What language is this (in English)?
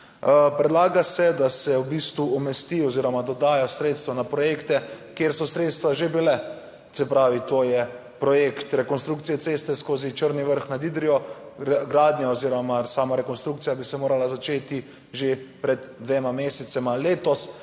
Slovenian